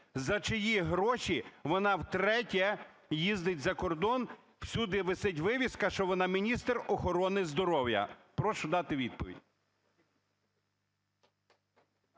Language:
Ukrainian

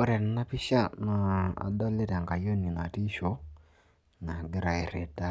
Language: Masai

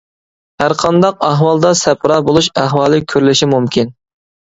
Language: Uyghur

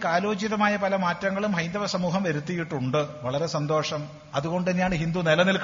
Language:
Malayalam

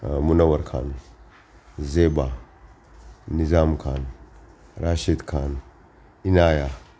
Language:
Gujarati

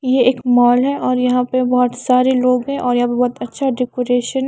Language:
Hindi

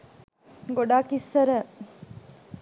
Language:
Sinhala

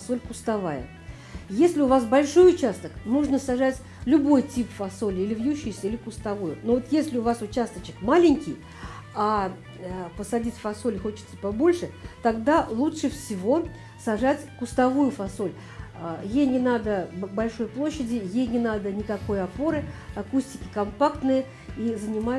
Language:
Russian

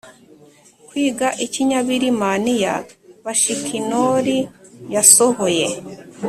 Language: Kinyarwanda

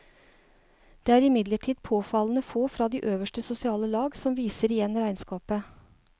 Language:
Norwegian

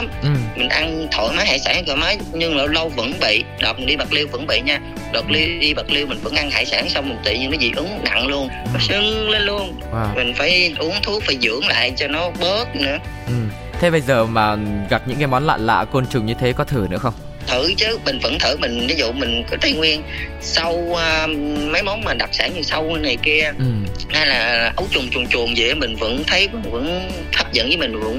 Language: Vietnamese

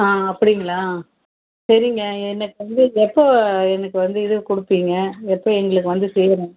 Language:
Tamil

